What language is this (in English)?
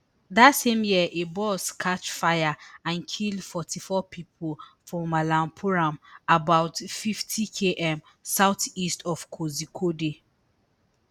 Nigerian Pidgin